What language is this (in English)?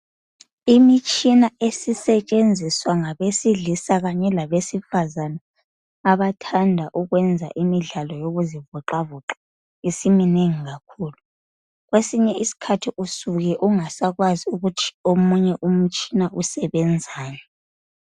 North Ndebele